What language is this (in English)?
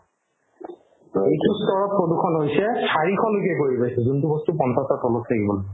Assamese